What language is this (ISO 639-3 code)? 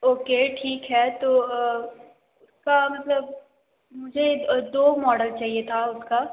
hin